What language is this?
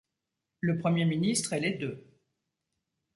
French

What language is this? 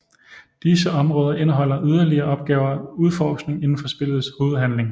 Danish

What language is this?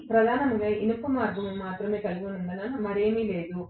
Telugu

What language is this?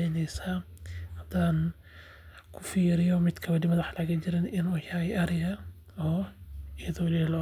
Somali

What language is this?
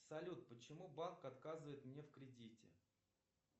Russian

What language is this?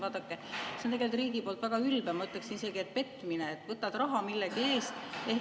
Estonian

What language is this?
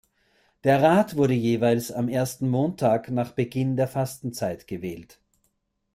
German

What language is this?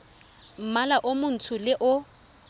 Tswana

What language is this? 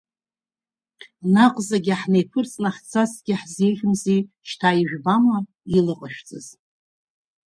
Abkhazian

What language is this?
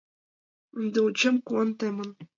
Mari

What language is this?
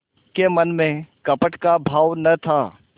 Hindi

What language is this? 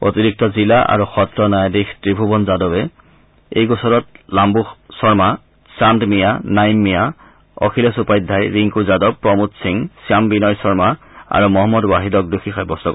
Assamese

